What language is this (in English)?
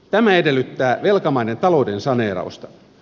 Finnish